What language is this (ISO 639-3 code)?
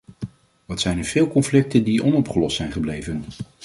nld